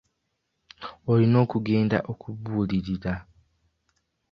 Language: Ganda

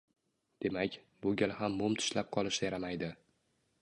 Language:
Uzbek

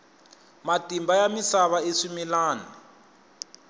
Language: Tsonga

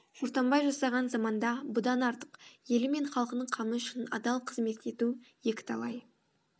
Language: Kazakh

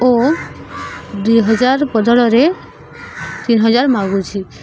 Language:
Odia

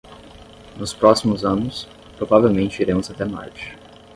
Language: Portuguese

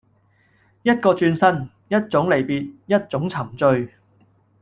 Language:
Cantonese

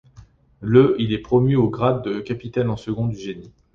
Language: French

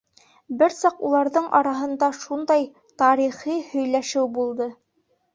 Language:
Bashkir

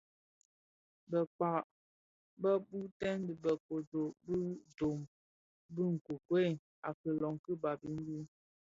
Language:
Bafia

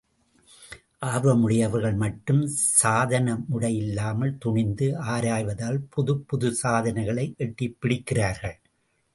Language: Tamil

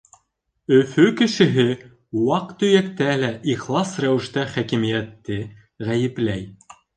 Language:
Bashkir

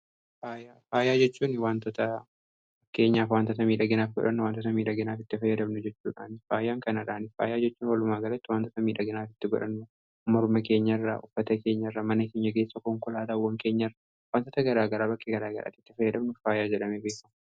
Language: Oromo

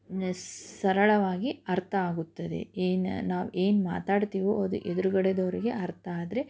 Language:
Kannada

